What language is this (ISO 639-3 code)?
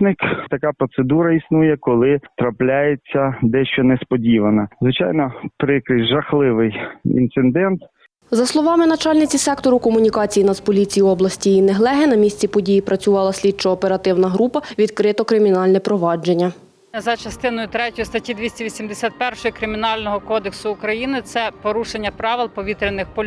ukr